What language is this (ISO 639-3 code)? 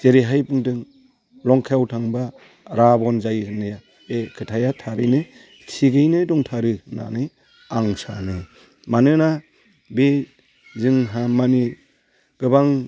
brx